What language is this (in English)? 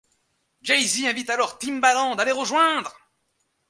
French